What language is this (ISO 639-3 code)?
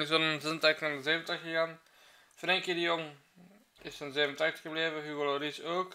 nld